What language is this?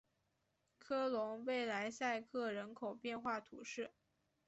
Chinese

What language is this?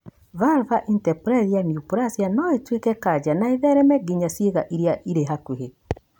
Kikuyu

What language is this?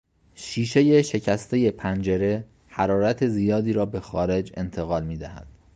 Persian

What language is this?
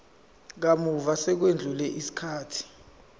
Zulu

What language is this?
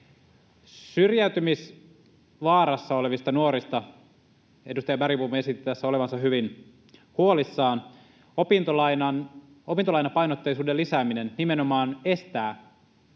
Finnish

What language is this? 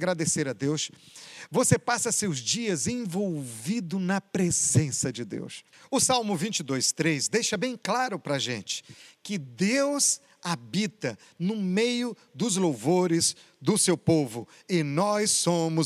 Portuguese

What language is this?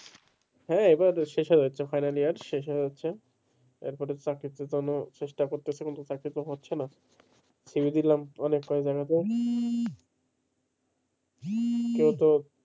Bangla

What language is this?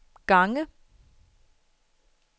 Danish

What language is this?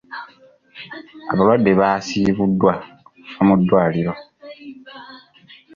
Ganda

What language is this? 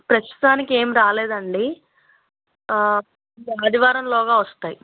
Telugu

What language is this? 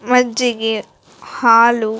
Kannada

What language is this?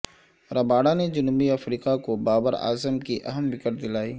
Urdu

